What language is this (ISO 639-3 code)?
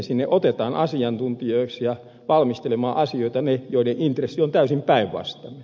fin